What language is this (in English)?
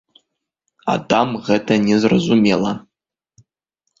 Belarusian